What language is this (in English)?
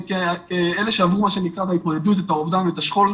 Hebrew